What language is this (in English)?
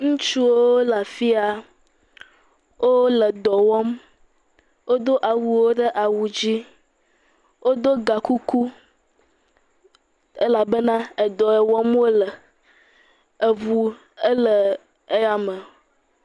Ewe